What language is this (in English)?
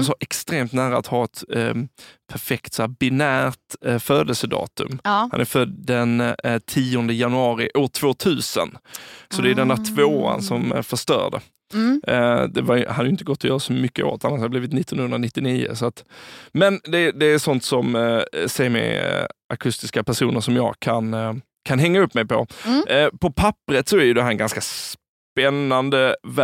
Swedish